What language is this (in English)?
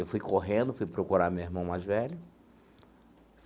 Portuguese